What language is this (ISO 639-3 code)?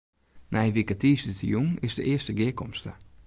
fry